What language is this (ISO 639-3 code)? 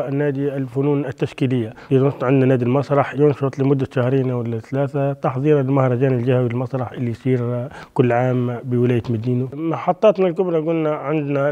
ara